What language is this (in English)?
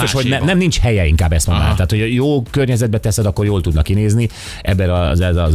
Hungarian